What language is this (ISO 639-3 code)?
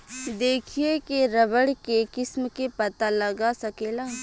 bho